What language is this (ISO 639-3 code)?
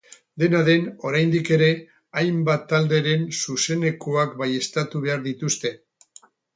eus